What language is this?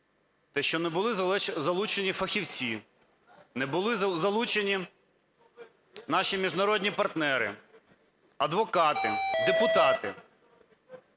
Ukrainian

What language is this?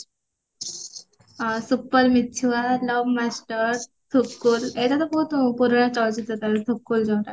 Odia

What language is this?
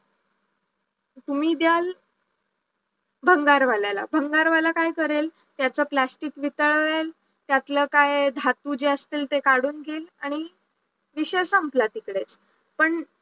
Marathi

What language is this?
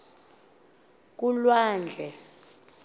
Xhosa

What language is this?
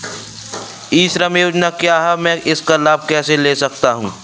Hindi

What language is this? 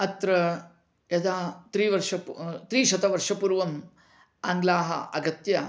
Sanskrit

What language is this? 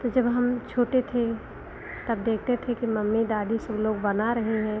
Hindi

